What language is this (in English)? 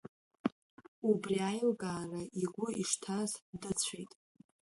Abkhazian